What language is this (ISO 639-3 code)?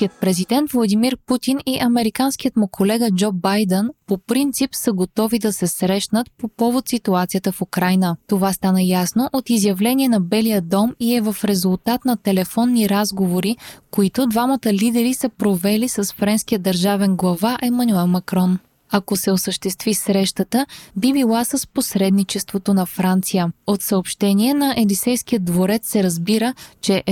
bul